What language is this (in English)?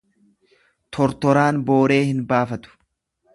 Oromo